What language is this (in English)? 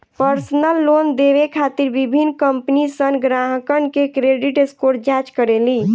Bhojpuri